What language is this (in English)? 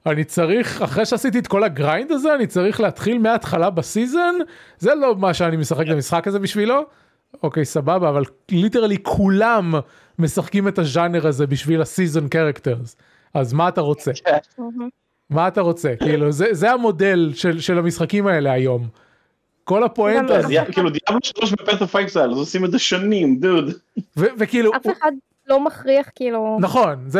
Hebrew